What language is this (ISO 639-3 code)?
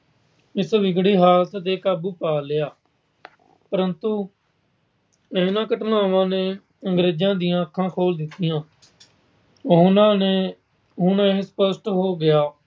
pan